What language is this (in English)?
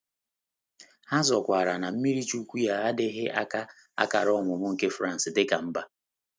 Igbo